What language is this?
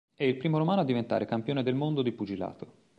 Italian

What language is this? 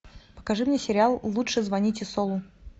Russian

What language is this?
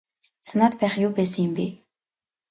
Mongolian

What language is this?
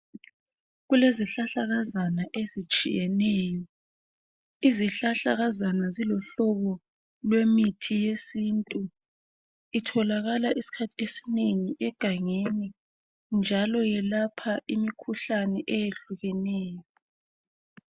North Ndebele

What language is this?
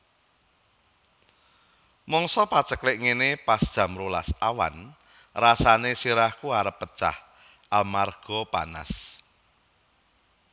Javanese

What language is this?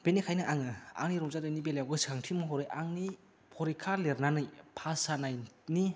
Bodo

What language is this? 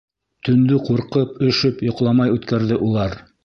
Bashkir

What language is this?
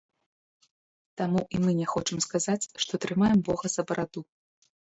Belarusian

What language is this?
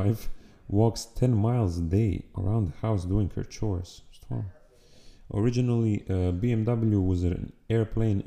Croatian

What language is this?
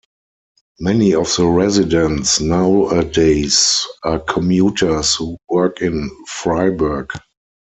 English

